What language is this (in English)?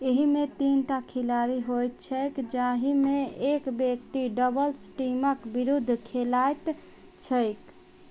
Maithili